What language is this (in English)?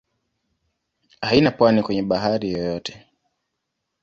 Swahili